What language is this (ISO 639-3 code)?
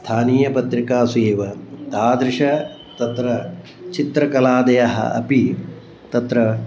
san